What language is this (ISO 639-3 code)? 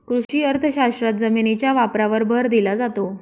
mar